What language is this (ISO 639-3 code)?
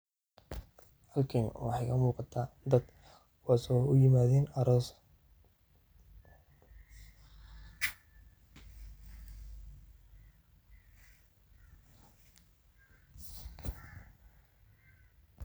som